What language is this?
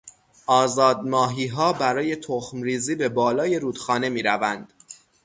Persian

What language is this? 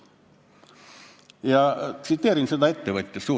Estonian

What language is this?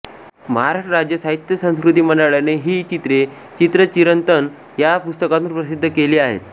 Marathi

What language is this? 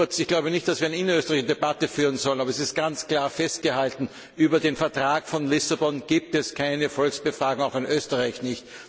German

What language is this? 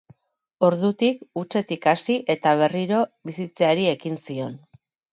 Basque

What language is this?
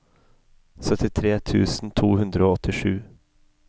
Norwegian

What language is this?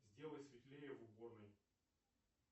Russian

